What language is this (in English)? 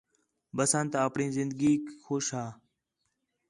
Khetrani